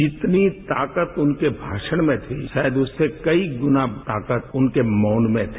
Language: Hindi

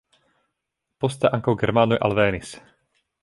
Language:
Esperanto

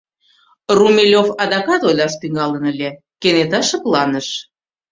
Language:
Mari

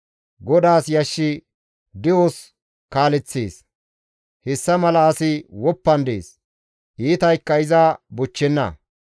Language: Gamo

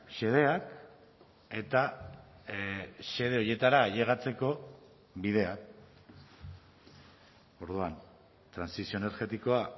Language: Basque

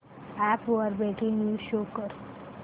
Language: Marathi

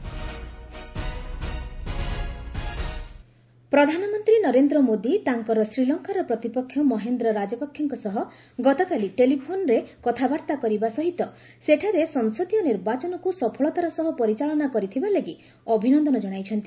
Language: Odia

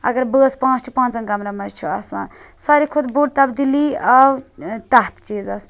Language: Kashmiri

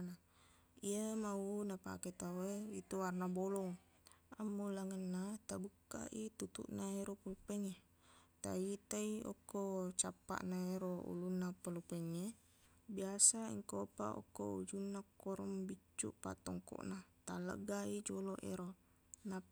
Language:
Buginese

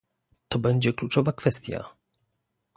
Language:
Polish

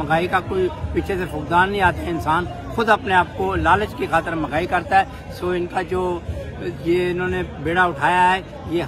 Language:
Hindi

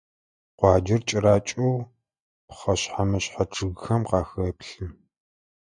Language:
Adyghe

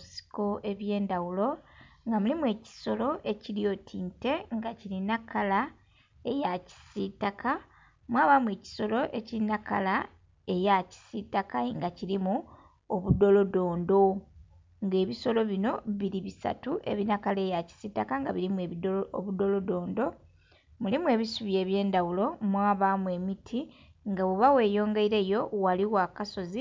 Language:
Soga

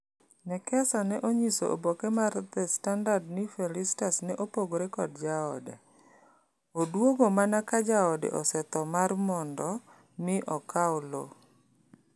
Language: Luo (Kenya and Tanzania)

